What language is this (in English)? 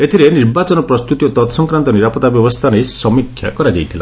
Odia